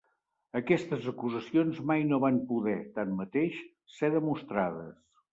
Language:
Catalan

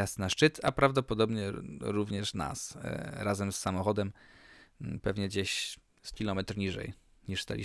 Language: Polish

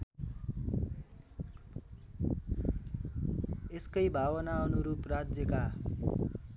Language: Nepali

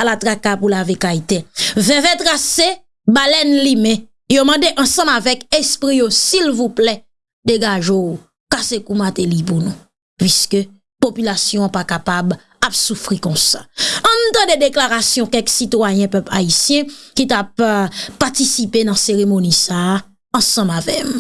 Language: French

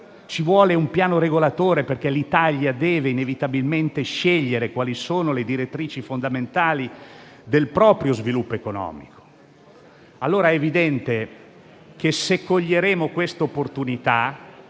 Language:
Italian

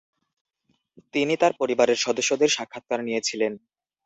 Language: Bangla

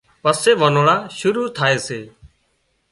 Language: Wadiyara Koli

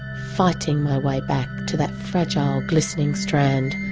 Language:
English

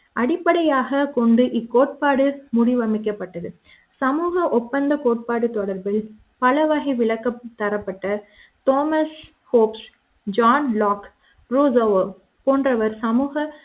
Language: Tamil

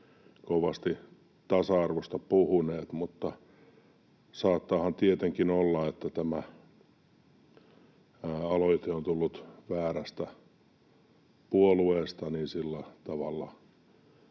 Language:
Finnish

